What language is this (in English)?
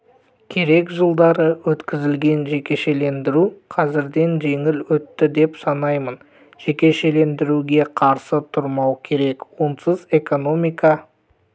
Kazakh